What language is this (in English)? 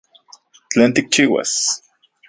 Central Puebla Nahuatl